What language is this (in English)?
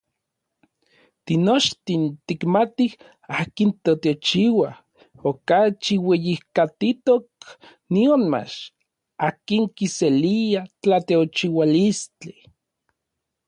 Orizaba Nahuatl